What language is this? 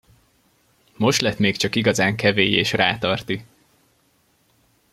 Hungarian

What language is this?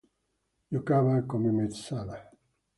Italian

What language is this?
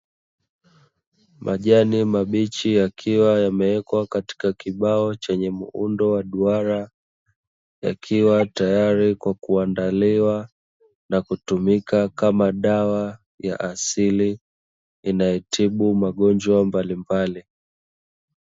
Swahili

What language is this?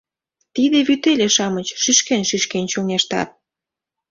Mari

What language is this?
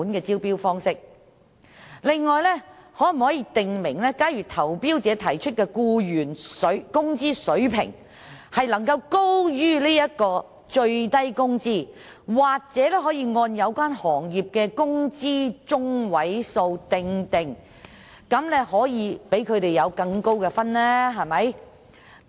Cantonese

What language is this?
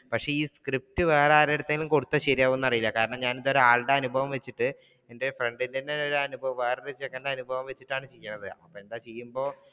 Malayalam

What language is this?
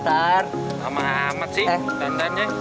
Indonesian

